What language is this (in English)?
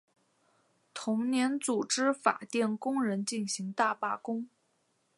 Chinese